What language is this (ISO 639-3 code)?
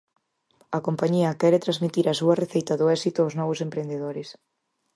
glg